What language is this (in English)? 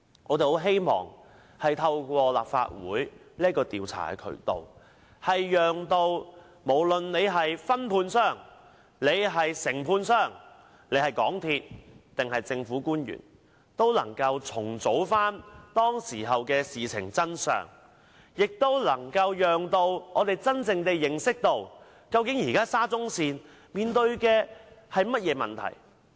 Cantonese